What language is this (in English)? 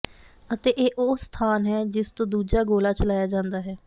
Punjabi